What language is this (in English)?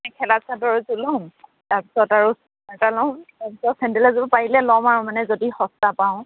Assamese